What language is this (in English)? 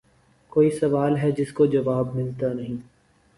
Urdu